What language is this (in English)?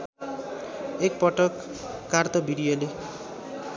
Nepali